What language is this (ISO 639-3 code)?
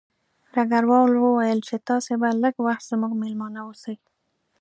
pus